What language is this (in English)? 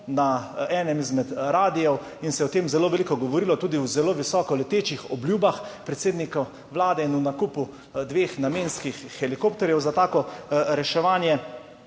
Slovenian